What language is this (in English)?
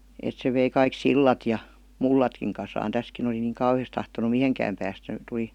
Finnish